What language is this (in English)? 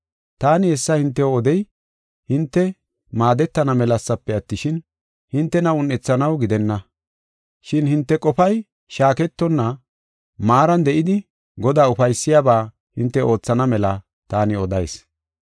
Gofa